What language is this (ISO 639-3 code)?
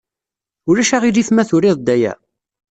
kab